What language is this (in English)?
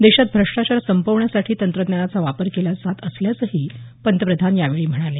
Marathi